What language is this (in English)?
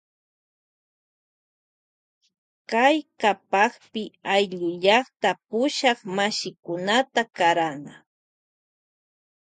Loja Highland Quichua